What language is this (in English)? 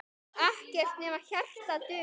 Icelandic